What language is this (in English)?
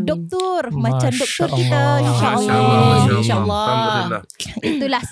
Malay